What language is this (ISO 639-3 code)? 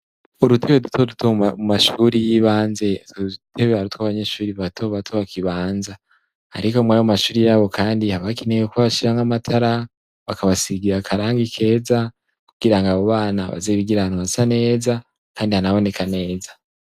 run